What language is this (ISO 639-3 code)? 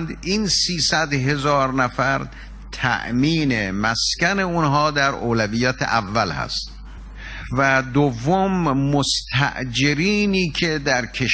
fas